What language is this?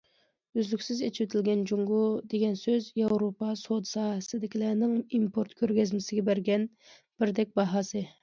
Uyghur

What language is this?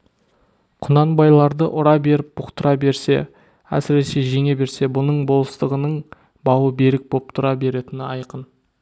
Kazakh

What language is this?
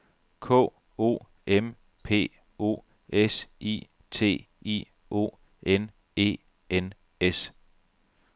Danish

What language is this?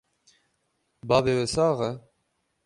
Kurdish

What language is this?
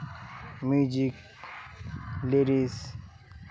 Santali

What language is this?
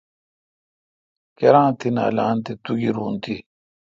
Kalkoti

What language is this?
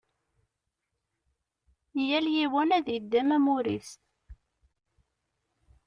Kabyle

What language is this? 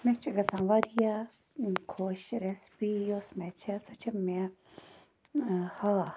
Kashmiri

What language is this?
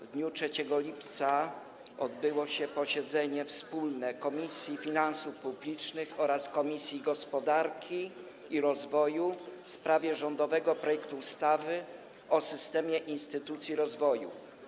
Polish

